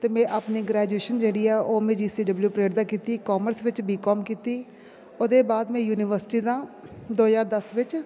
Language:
Dogri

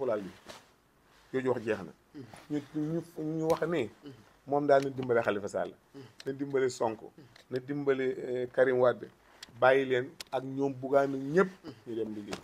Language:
Arabic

